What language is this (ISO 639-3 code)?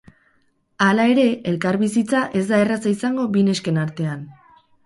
eus